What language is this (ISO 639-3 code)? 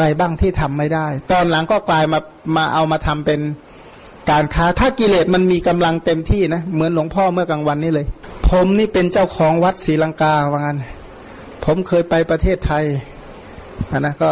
tha